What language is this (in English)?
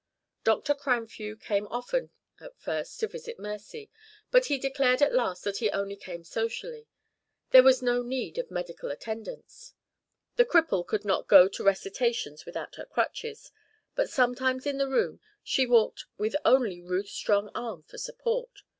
English